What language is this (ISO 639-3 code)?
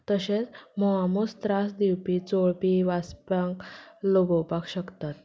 kok